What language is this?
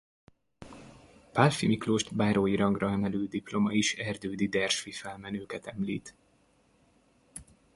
Hungarian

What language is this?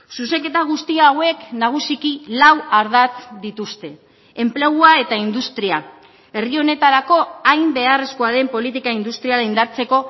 Basque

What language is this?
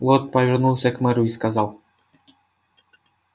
Russian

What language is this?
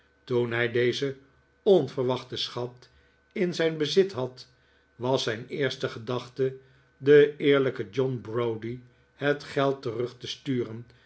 Dutch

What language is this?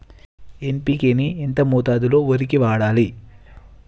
Telugu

